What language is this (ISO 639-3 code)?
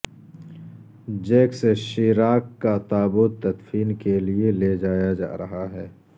urd